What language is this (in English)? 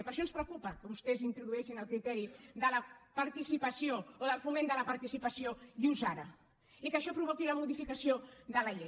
Catalan